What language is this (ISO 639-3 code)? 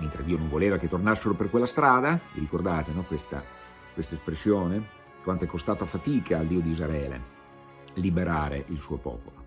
ita